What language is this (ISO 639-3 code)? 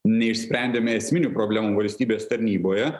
lit